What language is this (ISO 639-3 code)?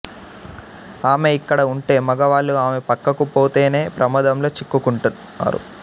tel